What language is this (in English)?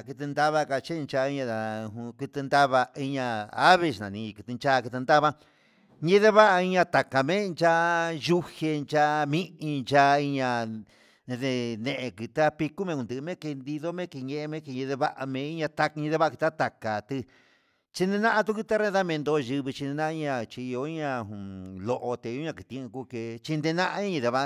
Huitepec Mixtec